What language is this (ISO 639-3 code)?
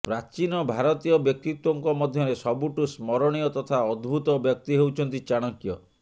ori